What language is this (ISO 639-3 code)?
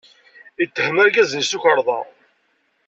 kab